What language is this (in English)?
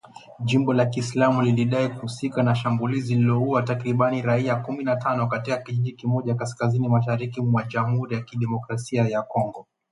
Swahili